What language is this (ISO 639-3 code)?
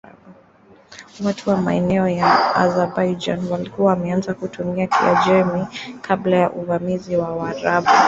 swa